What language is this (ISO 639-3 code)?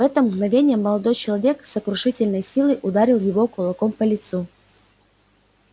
rus